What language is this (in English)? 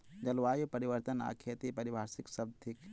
Maithili